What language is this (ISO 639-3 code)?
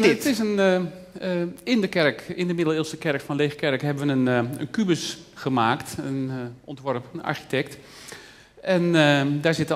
nld